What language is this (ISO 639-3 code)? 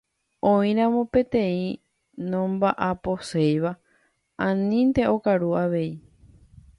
grn